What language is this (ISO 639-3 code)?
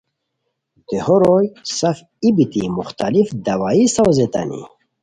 khw